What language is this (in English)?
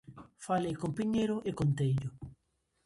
Galician